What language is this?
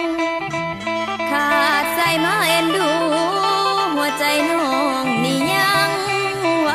Thai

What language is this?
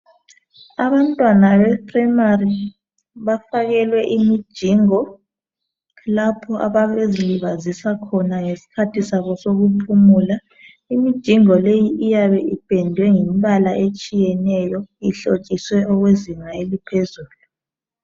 North Ndebele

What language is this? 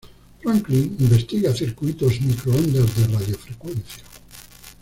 Spanish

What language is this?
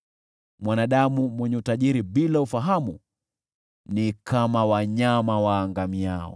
Swahili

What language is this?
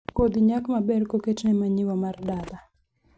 Luo (Kenya and Tanzania)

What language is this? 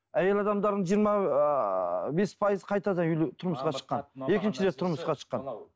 Kazakh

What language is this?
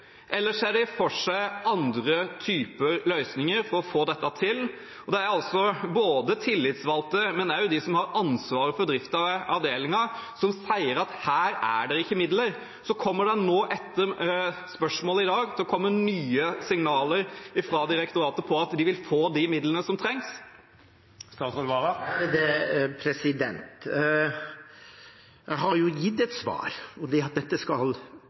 Norwegian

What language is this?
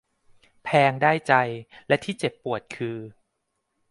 Thai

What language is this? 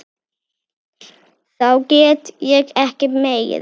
Icelandic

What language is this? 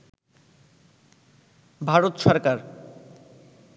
Bangla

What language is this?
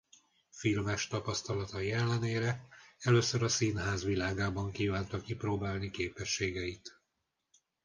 Hungarian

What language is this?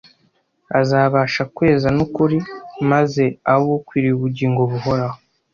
Kinyarwanda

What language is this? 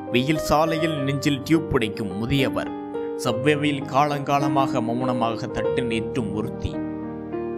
Tamil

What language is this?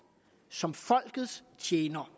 Danish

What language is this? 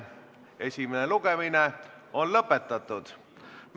Estonian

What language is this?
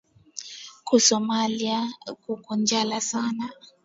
Swahili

